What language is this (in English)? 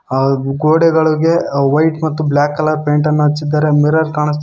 Kannada